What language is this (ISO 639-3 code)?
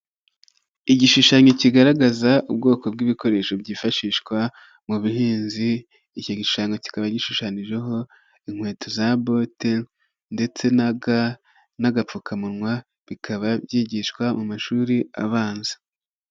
kin